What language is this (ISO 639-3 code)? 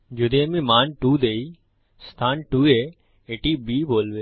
ben